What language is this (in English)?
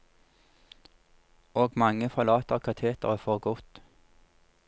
Norwegian